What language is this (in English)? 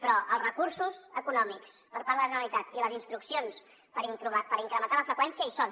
Catalan